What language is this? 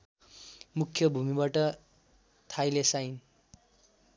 Nepali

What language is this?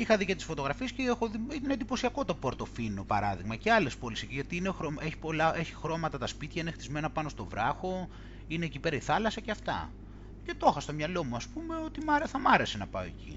Greek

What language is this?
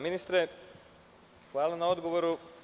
Serbian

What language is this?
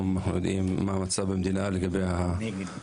Hebrew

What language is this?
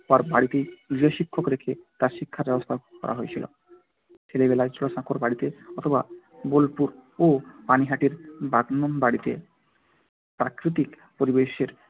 Bangla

